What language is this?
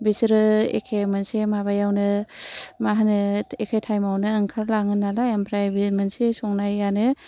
Bodo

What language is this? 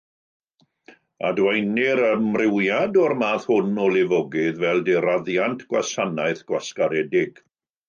Welsh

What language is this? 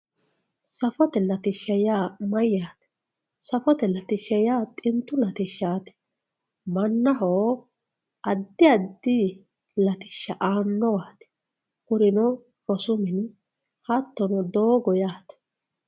Sidamo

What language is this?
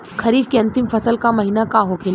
Bhojpuri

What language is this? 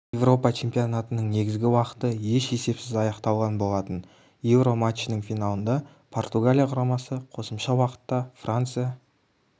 Kazakh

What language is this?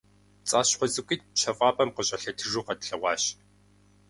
Kabardian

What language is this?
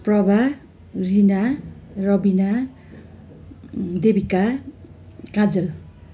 Nepali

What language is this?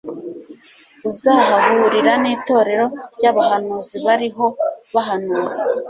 Kinyarwanda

